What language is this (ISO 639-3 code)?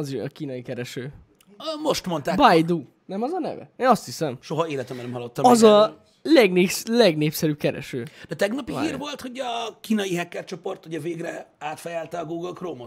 hun